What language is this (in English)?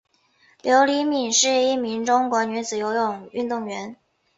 Chinese